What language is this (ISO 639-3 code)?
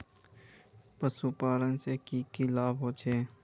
mag